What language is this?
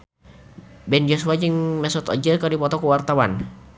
Sundanese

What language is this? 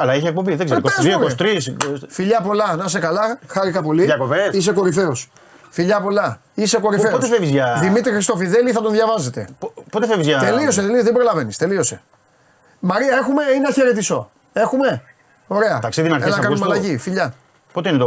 Greek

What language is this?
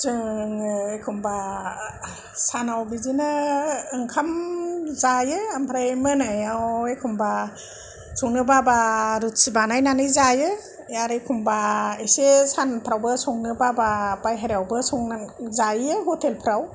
Bodo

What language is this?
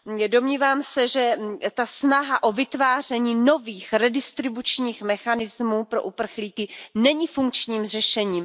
Czech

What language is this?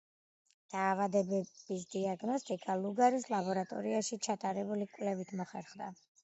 Georgian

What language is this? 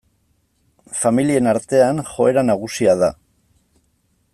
Basque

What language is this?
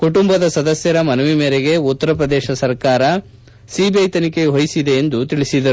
Kannada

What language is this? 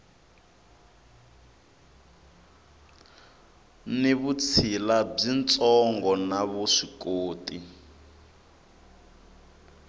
Tsonga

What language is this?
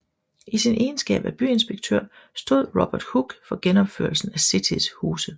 Danish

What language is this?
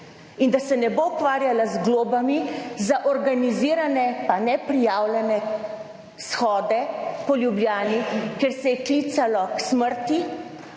Slovenian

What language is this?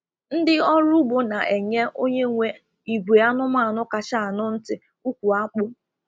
Igbo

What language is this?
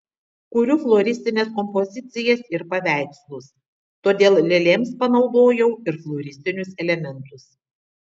Lithuanian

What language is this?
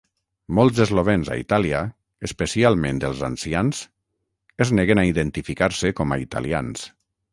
Catalan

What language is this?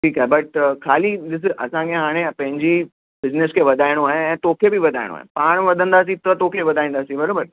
Sindhi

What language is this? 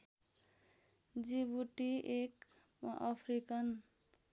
Nepali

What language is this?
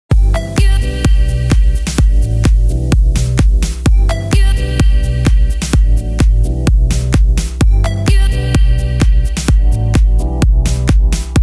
English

